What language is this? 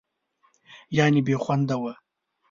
Pashto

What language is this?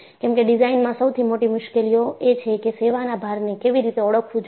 Gujarati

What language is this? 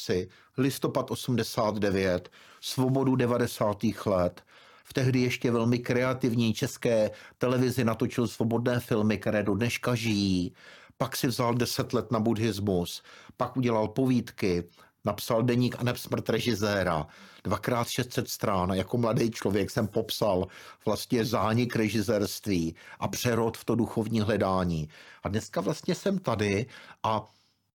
Czech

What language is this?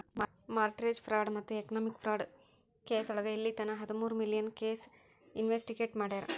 Kannada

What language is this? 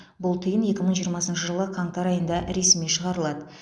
Kazakh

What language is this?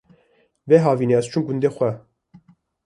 Kurdish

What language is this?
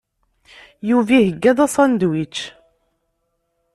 Kabyle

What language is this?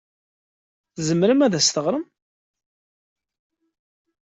Kabyle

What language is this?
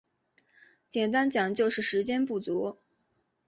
Chinese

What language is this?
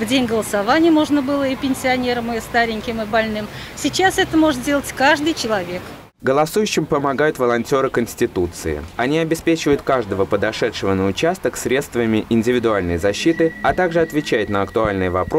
Russian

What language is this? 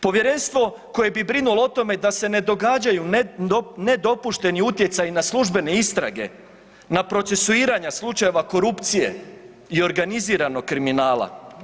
Croatian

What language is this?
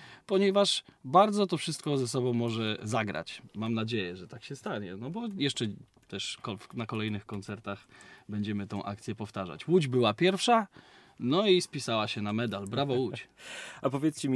Polish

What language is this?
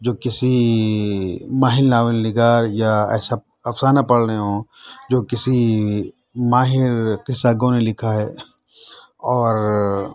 Urdu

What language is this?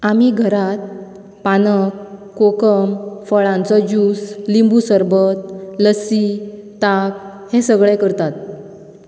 Konkani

